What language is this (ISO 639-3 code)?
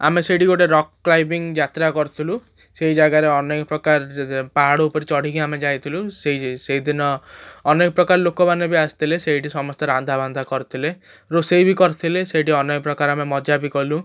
ori